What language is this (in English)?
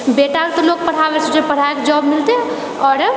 Maithili